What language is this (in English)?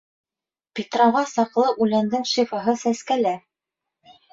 Bashkir